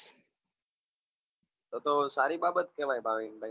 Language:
Gujarati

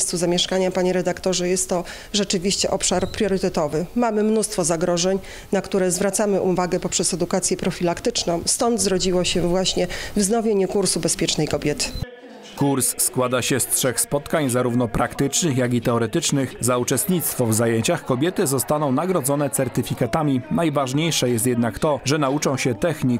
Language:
Polish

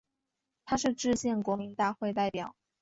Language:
Chinese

